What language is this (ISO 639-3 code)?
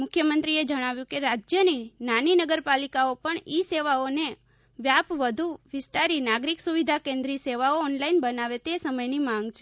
guj